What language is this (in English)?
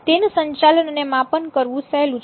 Gujarati